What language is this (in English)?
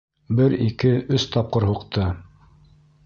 Bashkir